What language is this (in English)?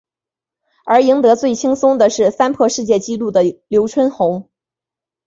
Chinese